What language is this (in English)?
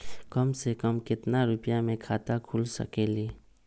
Magahi